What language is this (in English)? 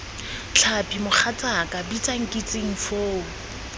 Tswana